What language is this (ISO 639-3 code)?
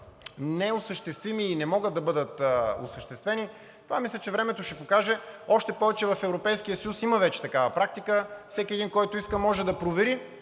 bul